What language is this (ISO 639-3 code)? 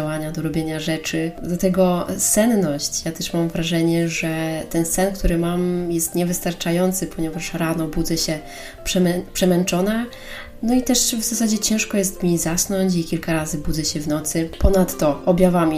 pol